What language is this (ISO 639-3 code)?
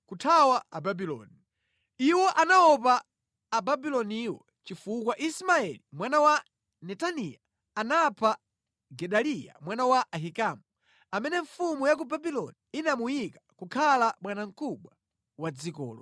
nya